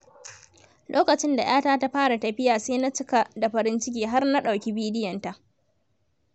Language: Hausa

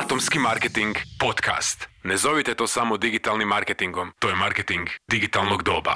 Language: Croatian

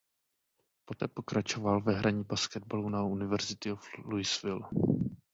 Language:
Czech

